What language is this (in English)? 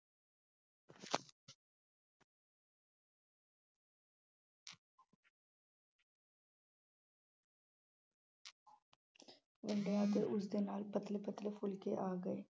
Punjabi